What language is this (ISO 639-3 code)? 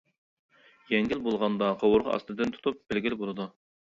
uig